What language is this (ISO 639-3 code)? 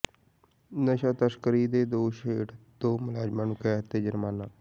pan